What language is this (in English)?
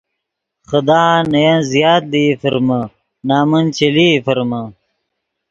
Yidgha